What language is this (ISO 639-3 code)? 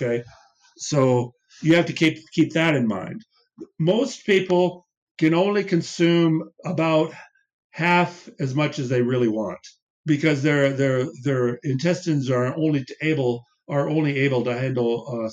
swe